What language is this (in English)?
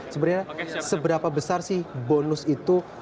Indonesian